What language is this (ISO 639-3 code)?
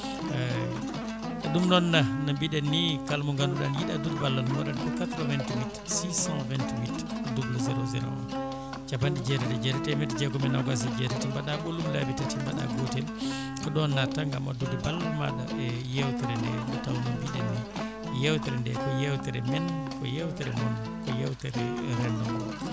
ful